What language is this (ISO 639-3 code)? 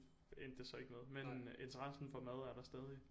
dan